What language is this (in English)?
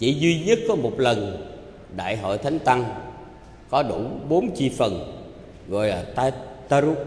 Vietnamese